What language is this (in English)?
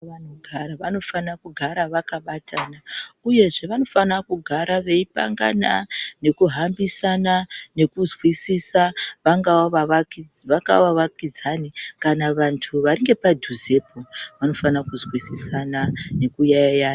Ndau